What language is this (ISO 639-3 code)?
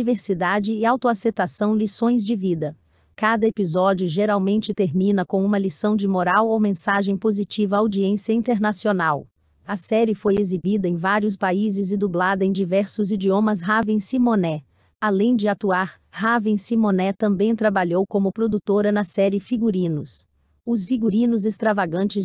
por